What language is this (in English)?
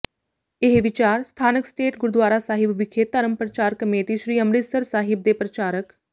Punjabi